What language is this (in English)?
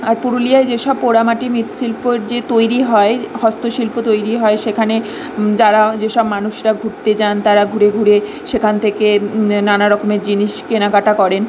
Bangla